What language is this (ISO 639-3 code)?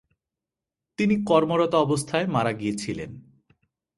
ben